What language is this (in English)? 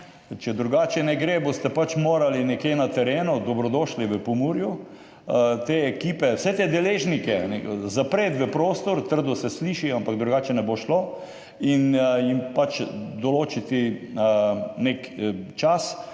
Slovenian